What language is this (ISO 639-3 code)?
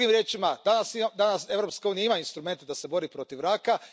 hrv